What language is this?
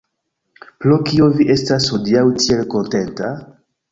Esperanto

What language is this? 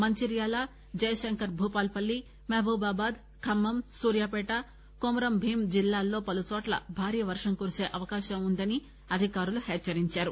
Telugu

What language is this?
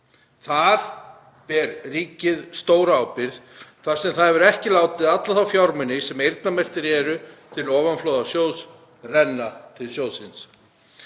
Icelandic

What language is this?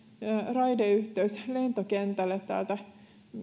Finnish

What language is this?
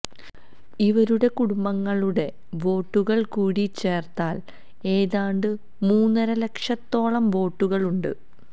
Malayalam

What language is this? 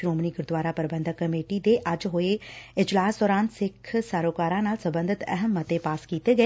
Punjabi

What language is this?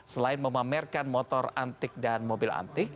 Indonesian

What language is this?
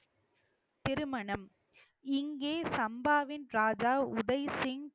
Tamil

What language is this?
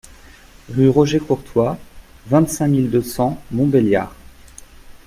French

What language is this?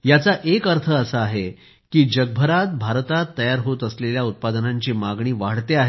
Marathi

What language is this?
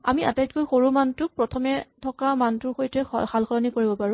Assamese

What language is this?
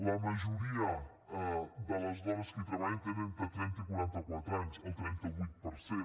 Catalan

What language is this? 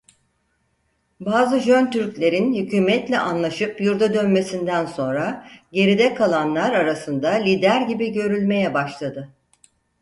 Turkish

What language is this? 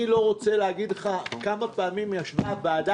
Hebrew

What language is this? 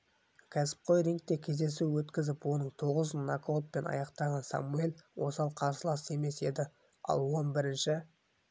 Kazakh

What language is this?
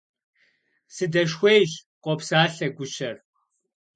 Kabardian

